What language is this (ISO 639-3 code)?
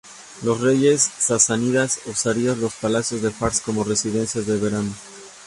spa